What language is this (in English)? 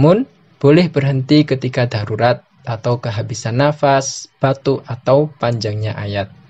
Indonesian